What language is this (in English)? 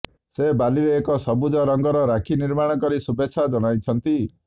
Odia